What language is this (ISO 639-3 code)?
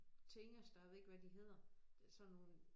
dan